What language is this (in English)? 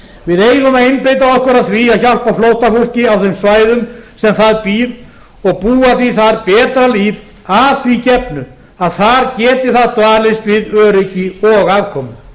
Icelandic